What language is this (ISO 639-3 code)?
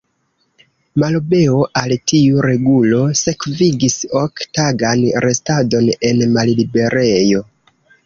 epo